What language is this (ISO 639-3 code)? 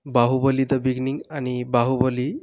mar